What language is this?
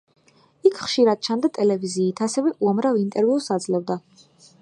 Georgian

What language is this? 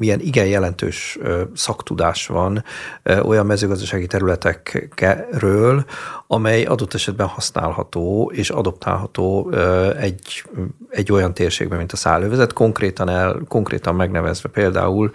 Hungarian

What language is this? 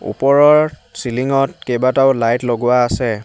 Assamese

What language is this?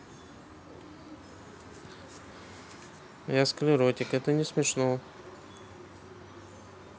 Russian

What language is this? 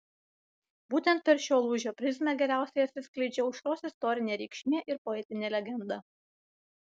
Lithuanian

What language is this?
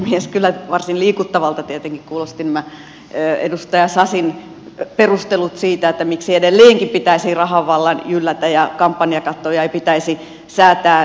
Finnish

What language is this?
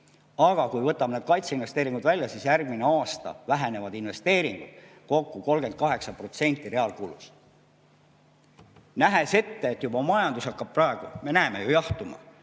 Estonian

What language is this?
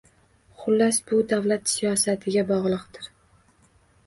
Uzbek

